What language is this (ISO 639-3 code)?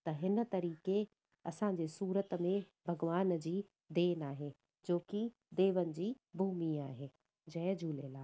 snd